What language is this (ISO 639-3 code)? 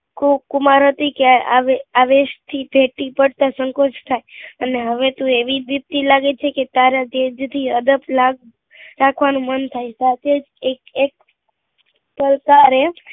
guj